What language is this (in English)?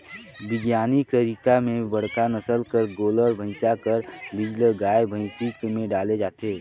Chhattisgarhi